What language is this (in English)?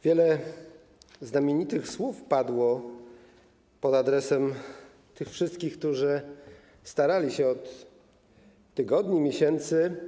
Polish